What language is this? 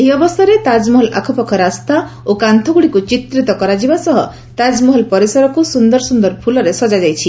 Odia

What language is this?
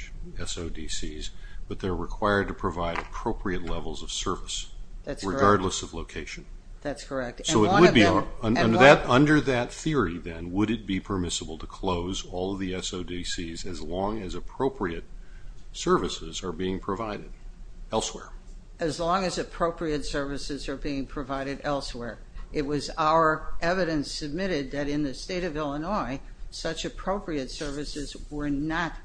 English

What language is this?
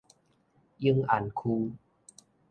Min Nan Chinese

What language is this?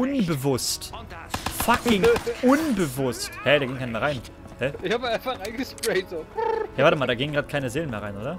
German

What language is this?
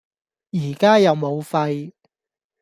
Cantonese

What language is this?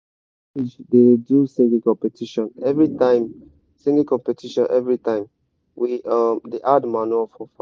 Nigerian Pidgin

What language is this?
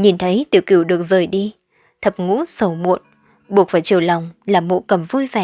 Vietnamese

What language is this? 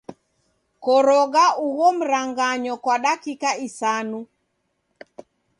Taita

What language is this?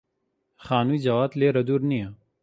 Central Kurdish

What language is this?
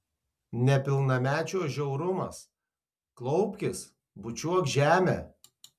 Lithuanian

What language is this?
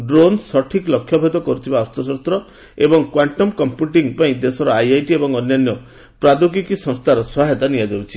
Odia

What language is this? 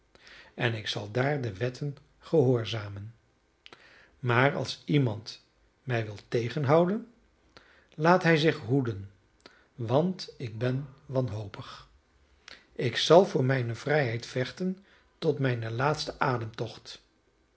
Dutch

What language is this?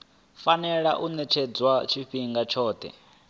Venda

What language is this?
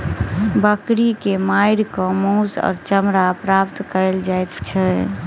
Maithili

